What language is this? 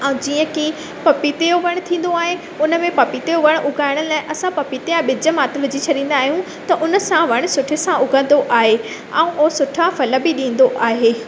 Sindhi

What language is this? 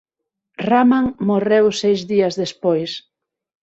Galician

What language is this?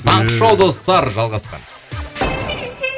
Kazakh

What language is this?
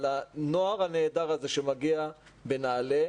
Hebrew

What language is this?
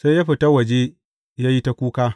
Hausa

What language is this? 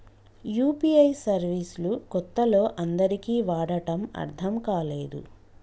Telugu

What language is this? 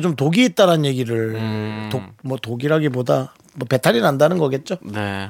Korean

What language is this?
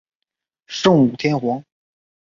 Chinese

